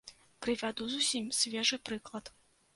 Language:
Belarusian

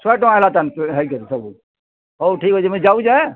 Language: Odia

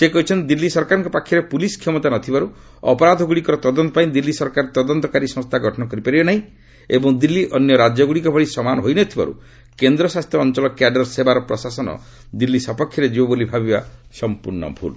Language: Odia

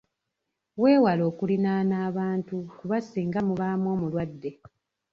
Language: Ganda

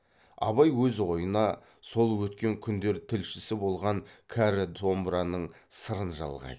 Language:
Kazakh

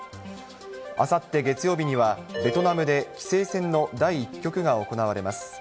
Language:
Japanese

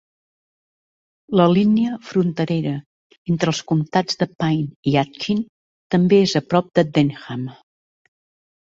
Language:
Catalan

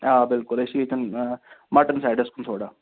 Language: Kashmiri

